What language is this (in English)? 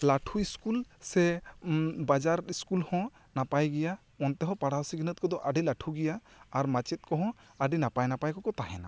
Santali